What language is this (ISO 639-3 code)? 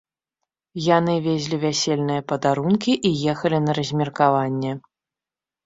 bel